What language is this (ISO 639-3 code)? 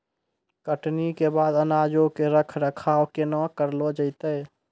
mai